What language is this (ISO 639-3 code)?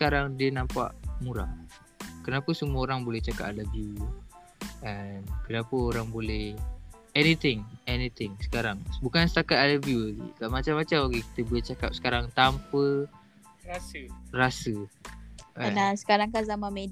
msa